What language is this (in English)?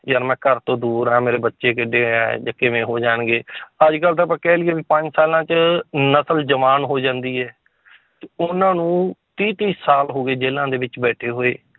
Punjabi